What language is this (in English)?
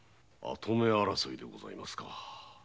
Japanese